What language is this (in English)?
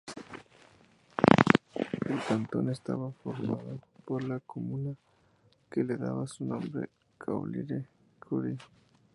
Spanish